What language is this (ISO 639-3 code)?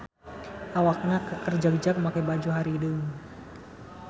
sun